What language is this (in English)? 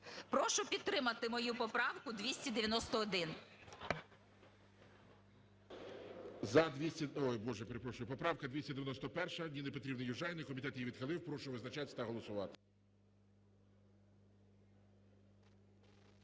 Ukrainian